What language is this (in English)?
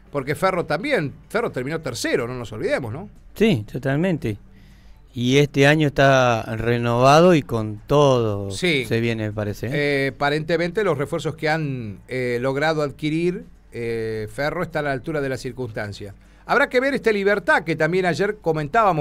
Spanish